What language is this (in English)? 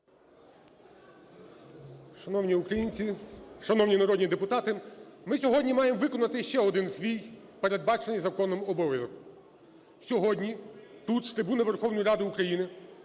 Ukrainian